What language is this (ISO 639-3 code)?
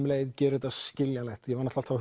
isl